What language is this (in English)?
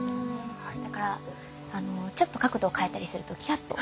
Japanese